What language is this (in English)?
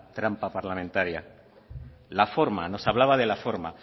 Spanish